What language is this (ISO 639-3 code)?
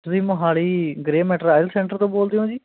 pan